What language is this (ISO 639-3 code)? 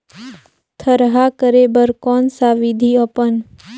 hne